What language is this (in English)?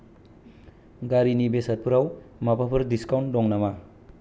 Bodo